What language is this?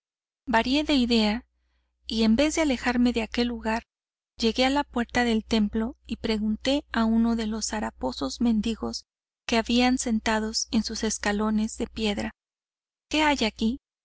Spanish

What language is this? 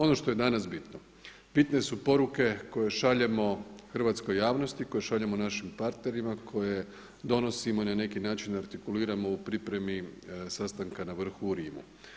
Croatian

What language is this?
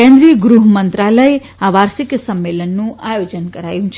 Gujarati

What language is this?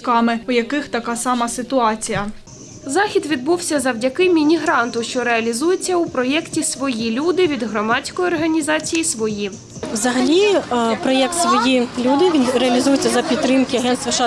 Ukrainian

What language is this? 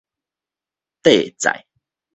Min Nan Chinese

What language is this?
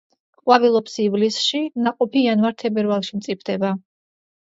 Georgian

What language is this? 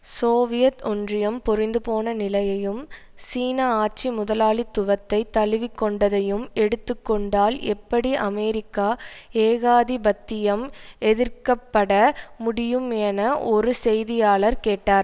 Tamil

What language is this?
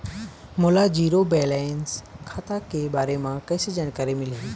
Chhattisgarhi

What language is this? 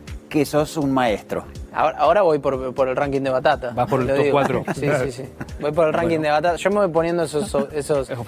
Spanish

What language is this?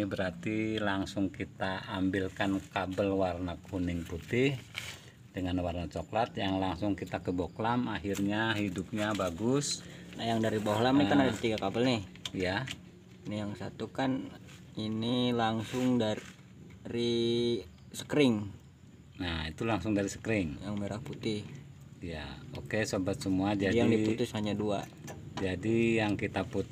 Indonesian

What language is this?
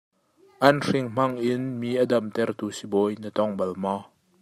Hakha Chin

